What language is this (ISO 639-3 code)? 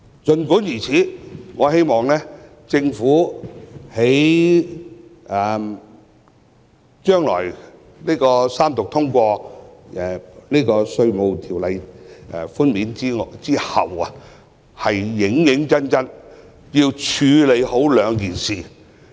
yue